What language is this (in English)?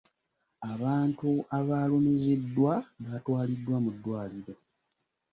Ganda